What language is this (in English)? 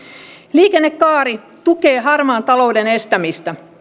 Finnish